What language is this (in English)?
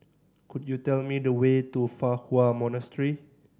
English